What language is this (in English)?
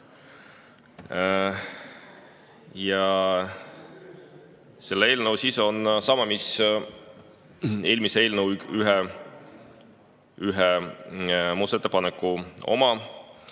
Estonian